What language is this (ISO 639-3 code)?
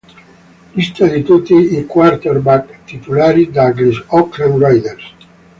ita